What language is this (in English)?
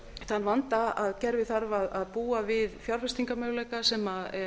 Icelandic